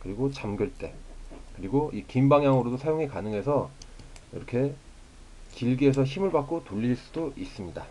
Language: Korean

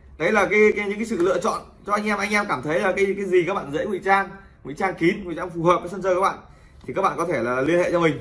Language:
Vietnamese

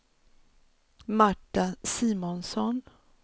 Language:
Swedish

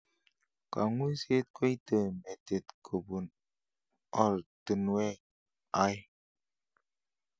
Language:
Kalenjin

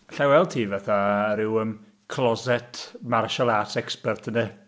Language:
Welsh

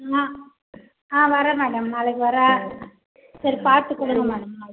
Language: Tamil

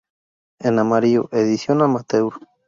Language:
Spanish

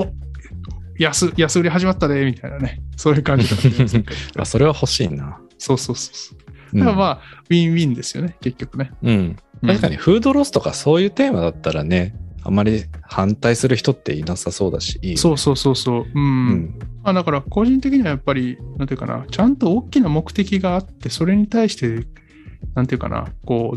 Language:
Japanese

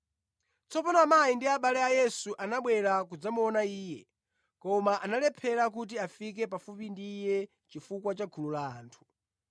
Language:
Nyanja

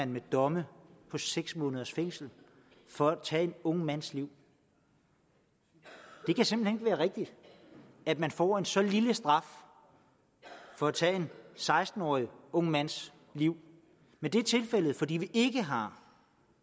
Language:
Danish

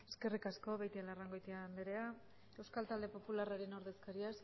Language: Basque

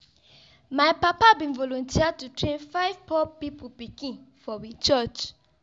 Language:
Nigerian Pidgin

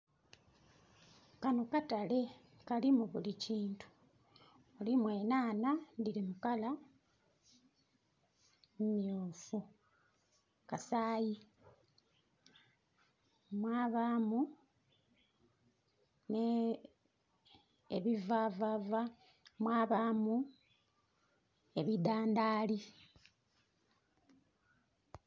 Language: Soga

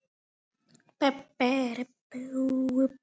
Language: Icelandic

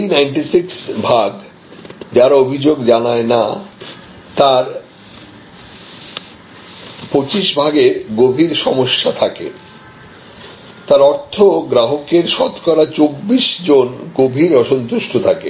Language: Bangla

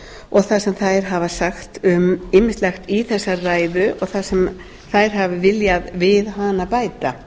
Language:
Icelandic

